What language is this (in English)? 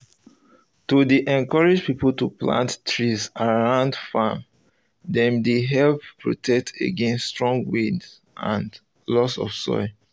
Nigerian Pidgin